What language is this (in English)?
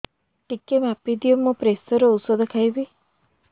Odia